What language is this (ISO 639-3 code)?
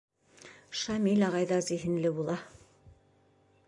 bak